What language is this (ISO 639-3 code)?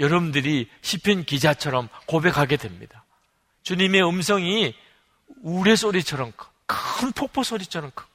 kor